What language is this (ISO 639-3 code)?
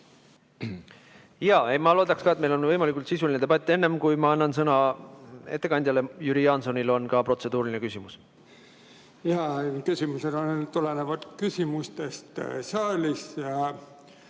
est